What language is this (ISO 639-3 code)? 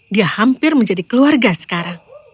ind